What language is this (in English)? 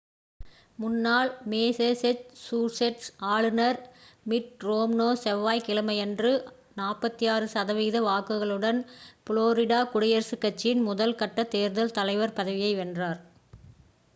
Tamil